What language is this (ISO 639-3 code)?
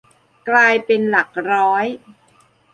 tha